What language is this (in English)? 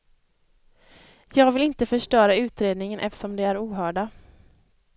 Swedish